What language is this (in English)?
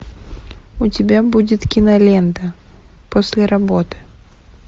Russian